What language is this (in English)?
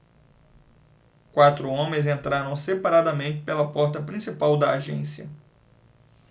Portuguese